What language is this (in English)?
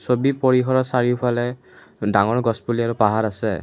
Assamese